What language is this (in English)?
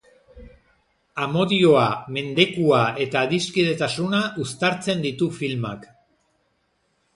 Basque